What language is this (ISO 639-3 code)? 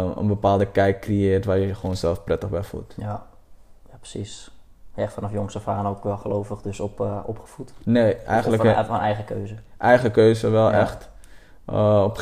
nld